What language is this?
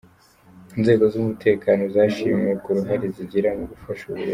Kinyarwanda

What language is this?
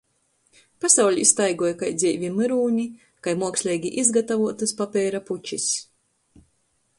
Latgalian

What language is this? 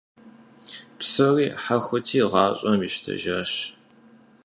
Kabardian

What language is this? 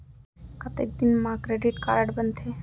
Chhattisgarhi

